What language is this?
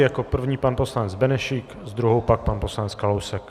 Czech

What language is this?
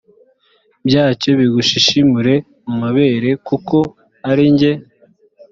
Kinyarwanda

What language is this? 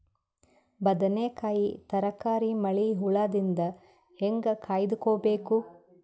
Kannada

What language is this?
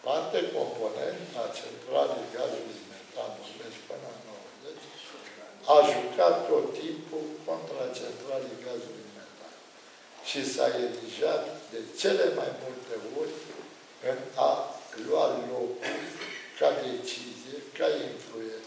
Romanian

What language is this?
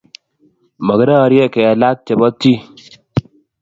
Kalenjin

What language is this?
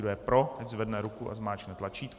Czech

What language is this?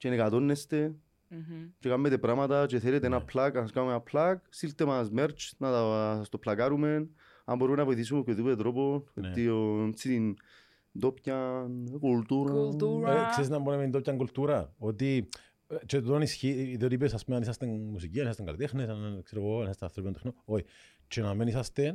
Greek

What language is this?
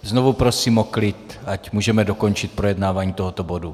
Czech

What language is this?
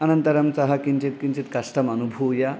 Sanskrit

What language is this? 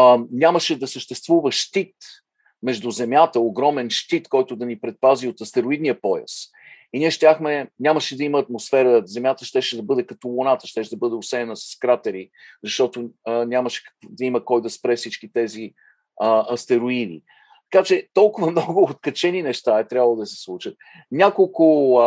Bulgarian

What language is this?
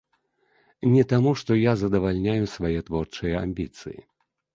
Belarusian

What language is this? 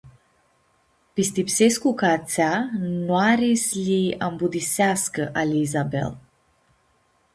Aromanian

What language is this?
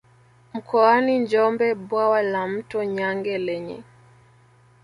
Swahili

